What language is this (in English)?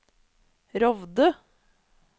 Norwegian